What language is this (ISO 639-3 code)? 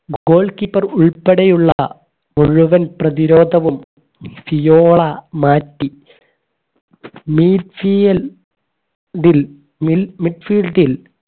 mal